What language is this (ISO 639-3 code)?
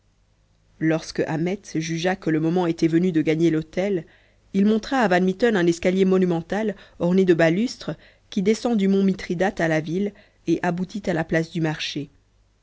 fra